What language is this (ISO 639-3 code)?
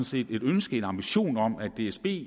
dan